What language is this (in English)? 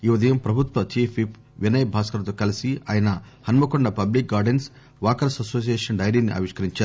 Telugu